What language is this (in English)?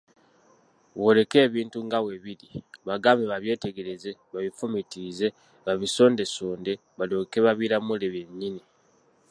Ganda